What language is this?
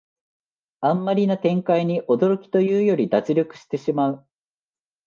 Japanese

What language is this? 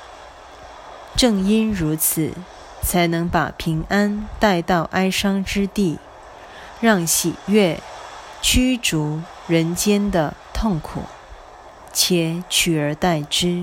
Chinese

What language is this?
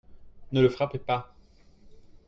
French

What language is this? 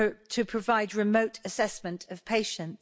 English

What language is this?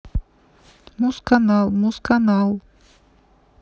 Russian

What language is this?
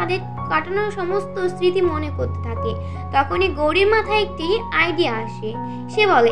Hindi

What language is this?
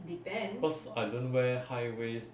English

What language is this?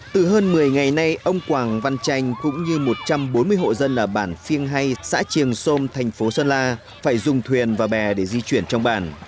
Vietnamese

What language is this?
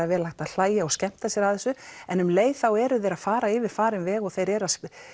Icelandic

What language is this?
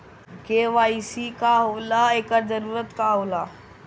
Bhojpuri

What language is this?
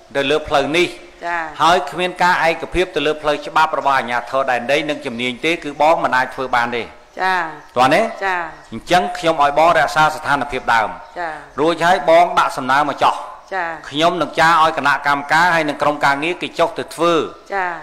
Thai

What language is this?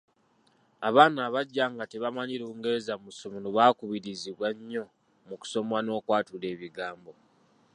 Ganda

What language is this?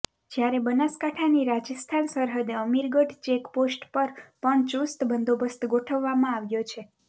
Gujarati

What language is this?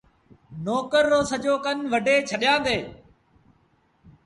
Sindhi Bhil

